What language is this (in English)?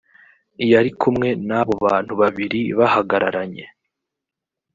Kinyarwanda